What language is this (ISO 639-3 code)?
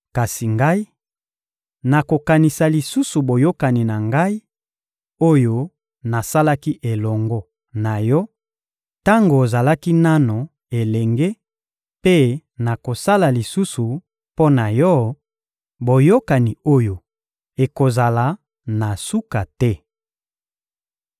lin